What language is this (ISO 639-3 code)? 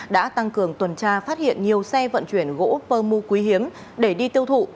vie